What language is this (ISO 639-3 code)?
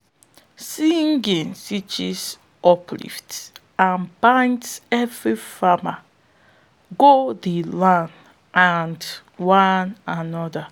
pcm